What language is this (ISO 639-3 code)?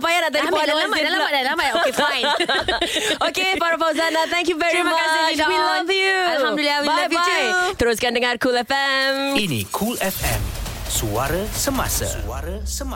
msa